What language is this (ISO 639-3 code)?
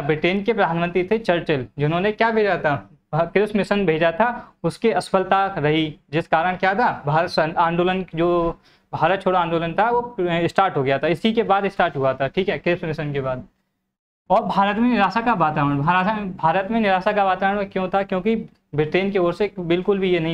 hin